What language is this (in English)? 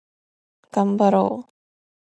Japanese